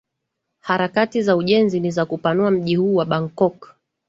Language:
Swahili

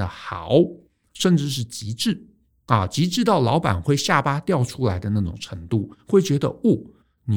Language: Chinese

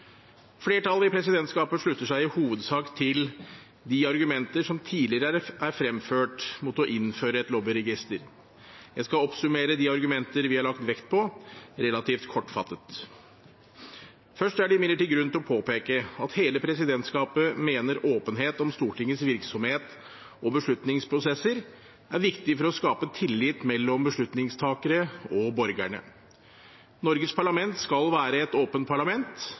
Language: Norwegian Bokmål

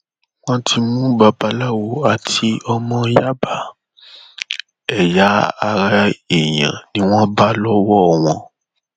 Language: Yoruba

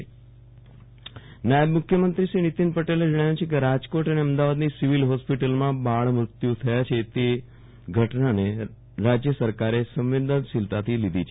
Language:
Gujarati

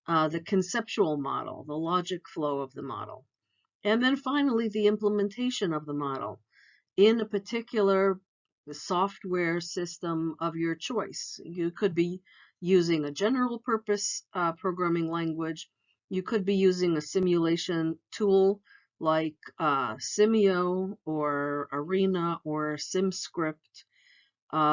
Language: English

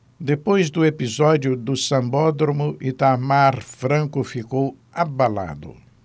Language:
Portuguese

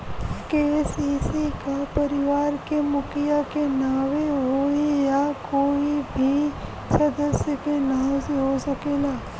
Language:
Bhojpuri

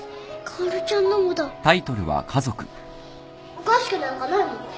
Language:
Japanese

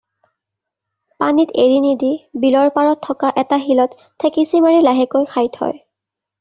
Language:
Assamese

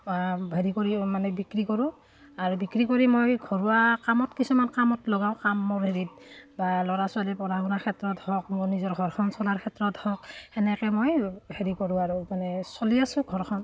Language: Assamese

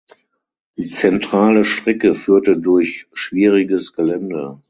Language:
German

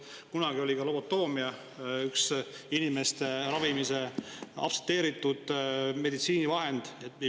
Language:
Estonian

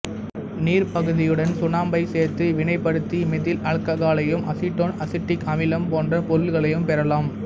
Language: Tamil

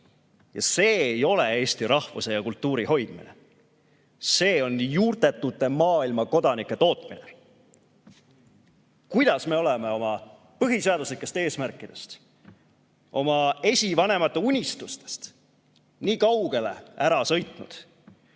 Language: Estonian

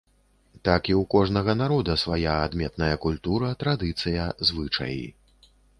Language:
Belarusian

